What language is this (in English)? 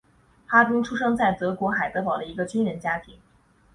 Chinese